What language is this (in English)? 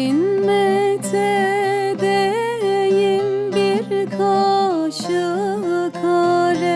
Turkish